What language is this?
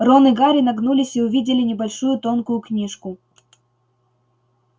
Russian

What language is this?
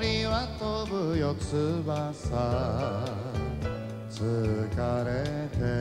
Japanese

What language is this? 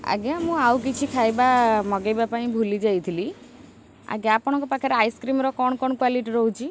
Odia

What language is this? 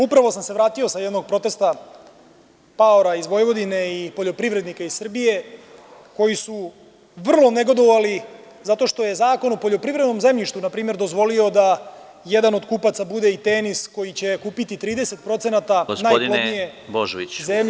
Serbian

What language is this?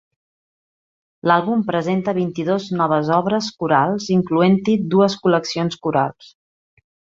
Catalan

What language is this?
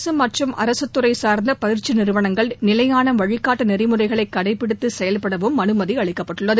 Tamil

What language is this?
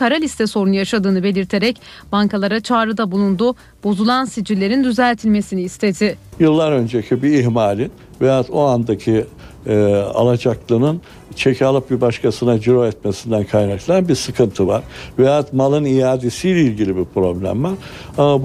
Turkish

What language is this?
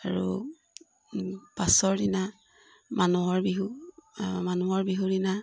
Assamese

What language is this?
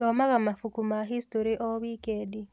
Kikuyu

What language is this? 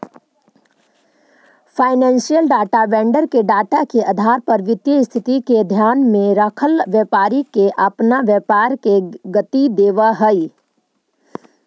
Magahi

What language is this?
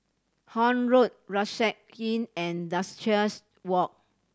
English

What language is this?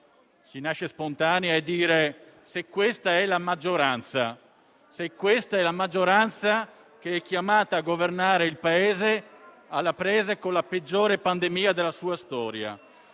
Italian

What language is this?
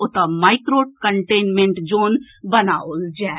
Maithili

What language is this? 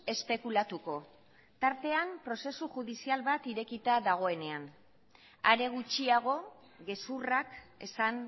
Basque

